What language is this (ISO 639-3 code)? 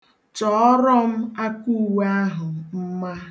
ibo